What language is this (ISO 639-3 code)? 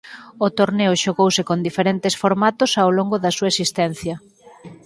glg